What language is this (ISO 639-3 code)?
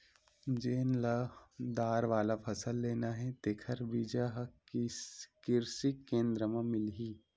hne